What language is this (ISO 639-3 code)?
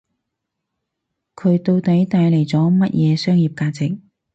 yue